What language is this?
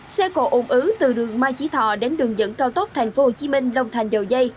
Vietnamese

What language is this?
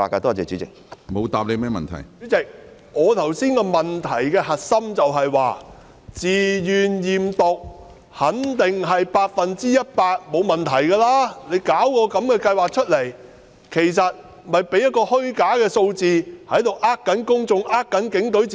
Cantonese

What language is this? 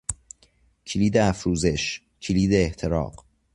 Persian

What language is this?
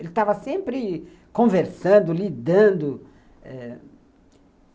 Portuguese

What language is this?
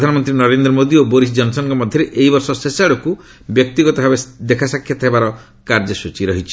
Odia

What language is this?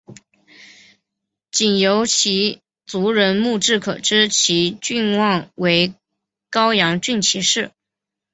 Chinese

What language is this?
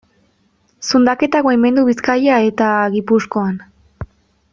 Basque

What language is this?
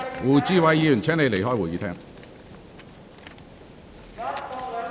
Cantonese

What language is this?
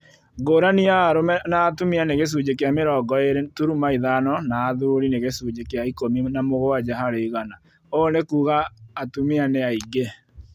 Kikuyu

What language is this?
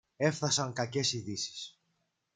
Greek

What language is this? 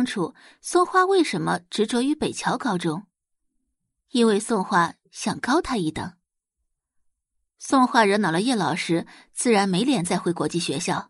Chinese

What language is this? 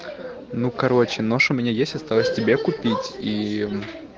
Russian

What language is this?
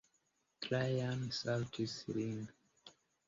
Esperanto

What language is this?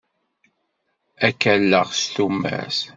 Kabyle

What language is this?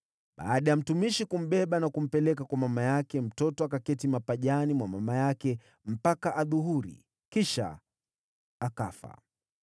Swahili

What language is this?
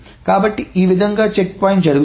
Telugu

